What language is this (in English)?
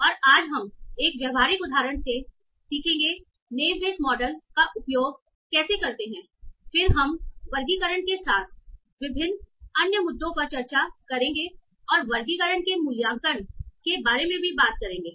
Hindi